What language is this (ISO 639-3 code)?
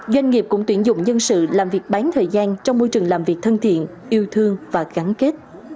vie